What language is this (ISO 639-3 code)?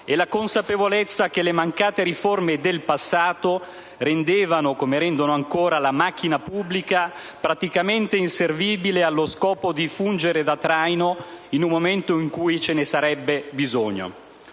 ita